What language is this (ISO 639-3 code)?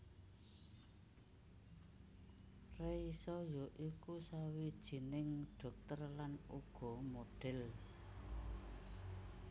jav